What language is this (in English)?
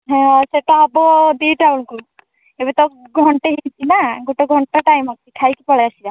Odia